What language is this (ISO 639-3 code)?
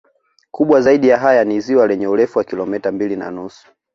swa